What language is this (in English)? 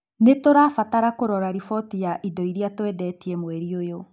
Kikuyu